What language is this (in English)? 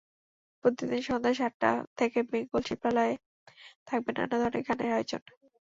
Bangla